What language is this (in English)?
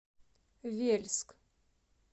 Russian